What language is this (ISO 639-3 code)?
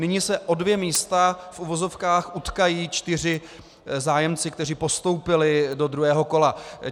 ces